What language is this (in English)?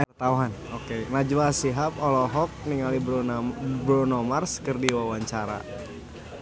Sundanese